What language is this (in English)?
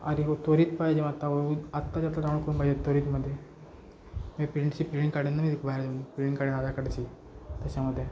Marathi